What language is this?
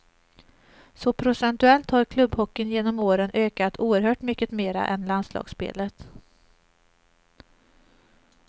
Swedish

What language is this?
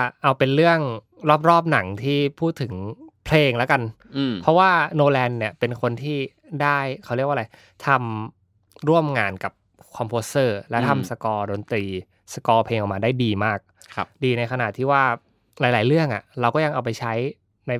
Thai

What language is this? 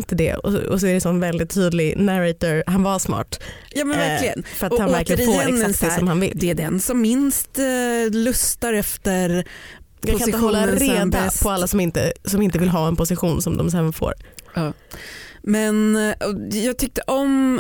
Swedish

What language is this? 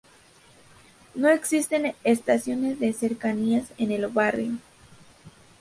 Spanish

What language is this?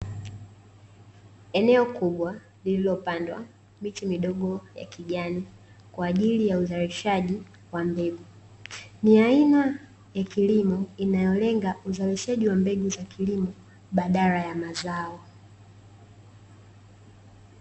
Swahili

